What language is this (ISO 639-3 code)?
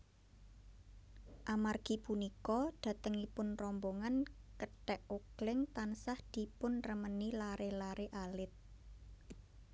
jav